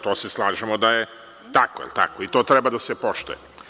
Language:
Serbian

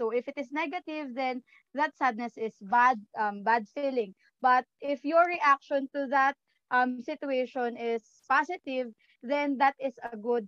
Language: Filipino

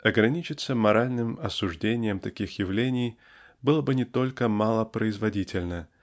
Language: Russian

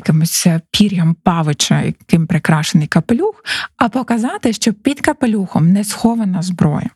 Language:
Ukrainian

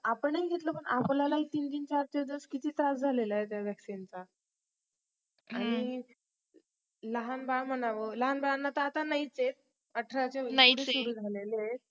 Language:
Marathi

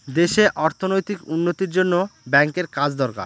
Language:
Bangla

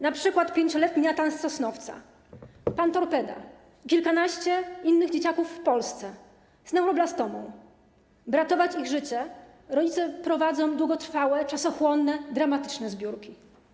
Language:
Polish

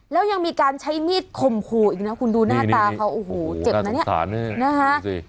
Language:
Thai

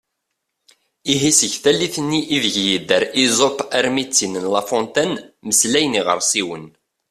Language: Kabyle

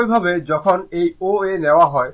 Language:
Bangla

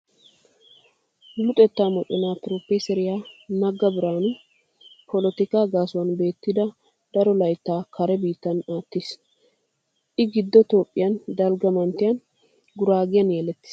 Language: Wolaytta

